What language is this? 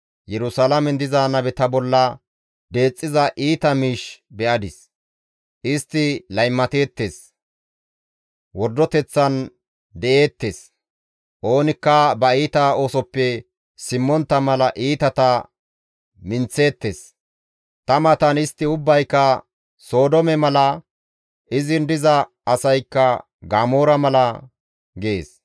Gamo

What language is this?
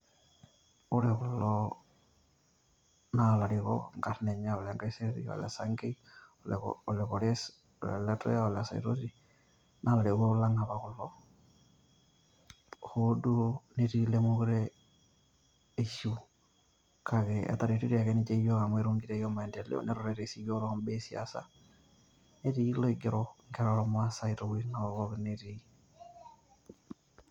Masai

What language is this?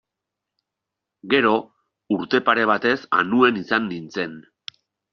Basque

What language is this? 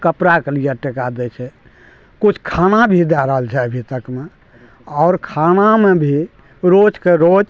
Maithili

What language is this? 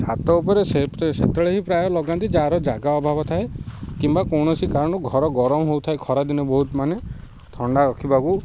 Odia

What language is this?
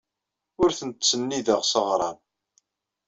Kabyle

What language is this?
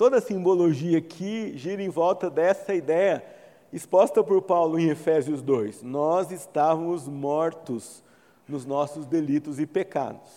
Portuguese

